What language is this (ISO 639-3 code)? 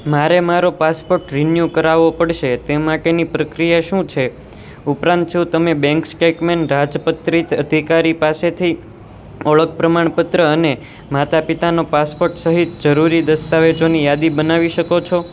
guj